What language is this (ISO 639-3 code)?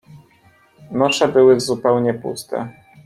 pol